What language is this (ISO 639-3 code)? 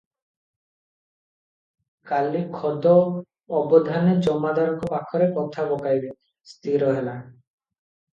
ori